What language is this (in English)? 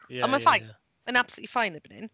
Welsh